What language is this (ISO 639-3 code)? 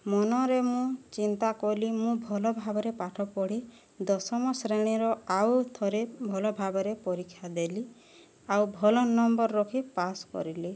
ori